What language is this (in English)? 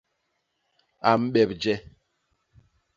Basaa